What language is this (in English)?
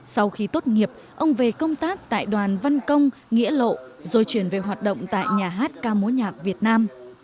Vietnamese